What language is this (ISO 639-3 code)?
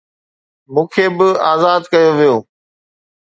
snd